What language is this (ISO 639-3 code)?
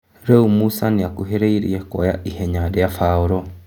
kik